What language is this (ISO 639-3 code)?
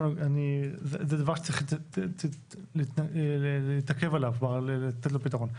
heb